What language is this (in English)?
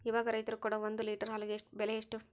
Kannada